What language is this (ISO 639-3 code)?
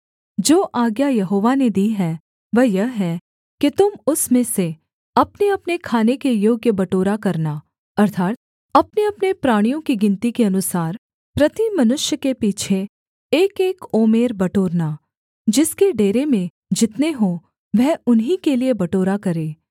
hin